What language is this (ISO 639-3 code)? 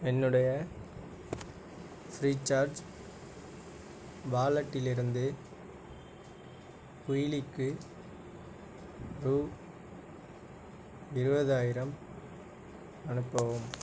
tam